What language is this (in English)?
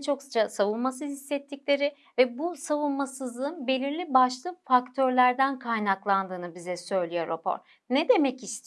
Turkish